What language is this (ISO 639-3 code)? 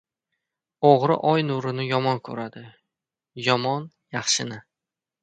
uzb